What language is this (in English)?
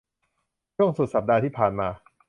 Thai